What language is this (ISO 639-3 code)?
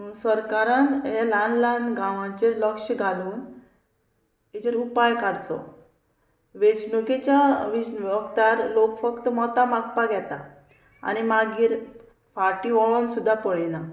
kok